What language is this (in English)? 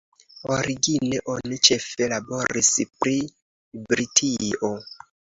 Esperanto